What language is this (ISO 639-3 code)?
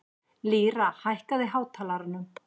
isl